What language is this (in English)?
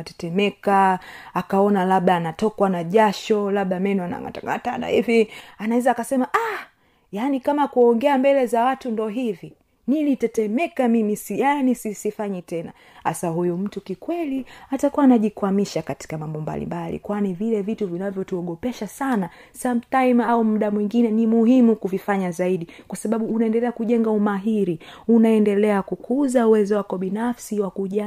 Swahili